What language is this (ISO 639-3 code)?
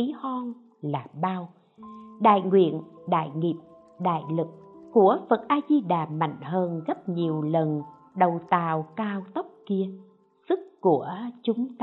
vie